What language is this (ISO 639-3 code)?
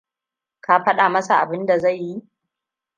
hau